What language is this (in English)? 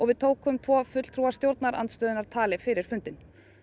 Icelandic